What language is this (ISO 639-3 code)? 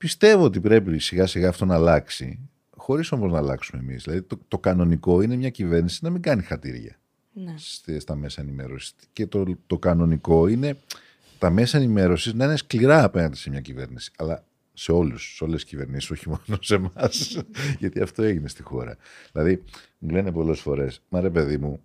ell